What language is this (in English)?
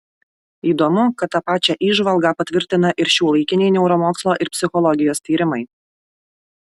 Lithuanian